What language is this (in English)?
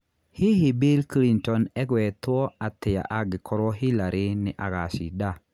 Kikuyu